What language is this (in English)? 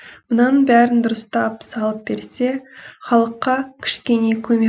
Kazakh